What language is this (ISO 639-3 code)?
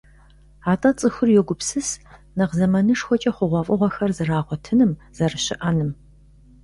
kbd